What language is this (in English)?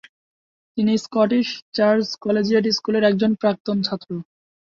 Bangla